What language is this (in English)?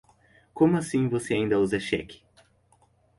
Portuguese